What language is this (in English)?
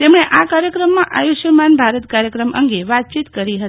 Gujarati